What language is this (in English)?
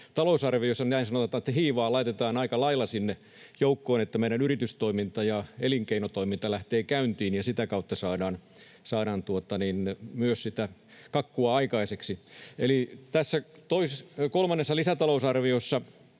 Finnish